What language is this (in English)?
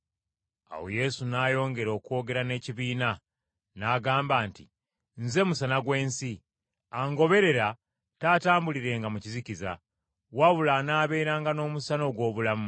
Ganda